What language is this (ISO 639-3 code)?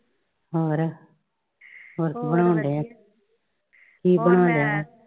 pan